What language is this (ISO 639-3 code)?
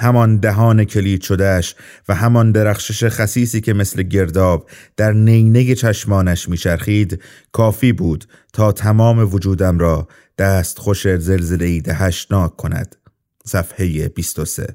fas